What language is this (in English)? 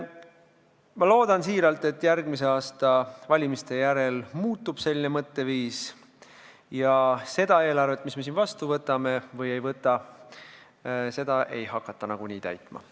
Estonian